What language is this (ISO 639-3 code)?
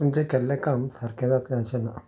kok